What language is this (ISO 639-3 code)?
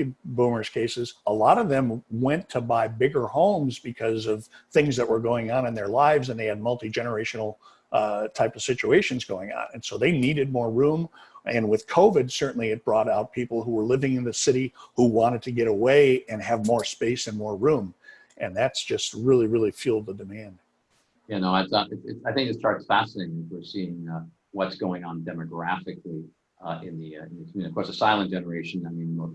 eng